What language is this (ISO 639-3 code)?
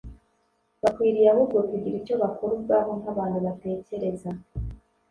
kin